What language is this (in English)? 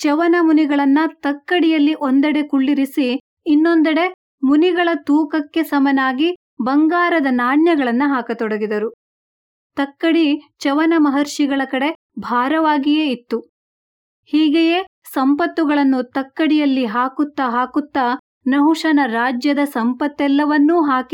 Kannada